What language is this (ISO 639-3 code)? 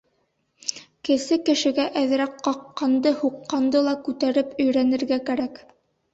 bak